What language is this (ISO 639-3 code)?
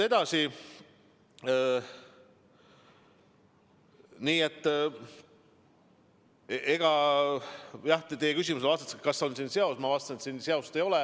est